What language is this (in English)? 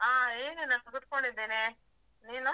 Kannada